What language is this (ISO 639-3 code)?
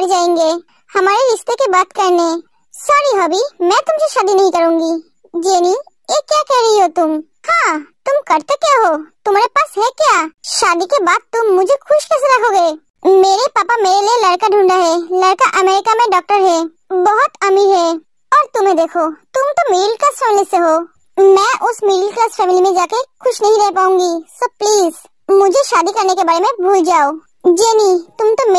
hin